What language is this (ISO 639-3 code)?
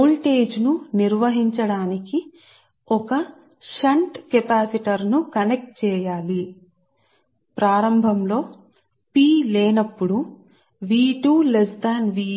tel